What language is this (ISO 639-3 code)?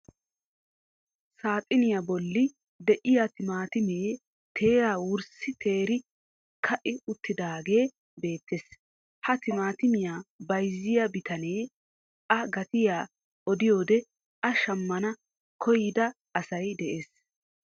wal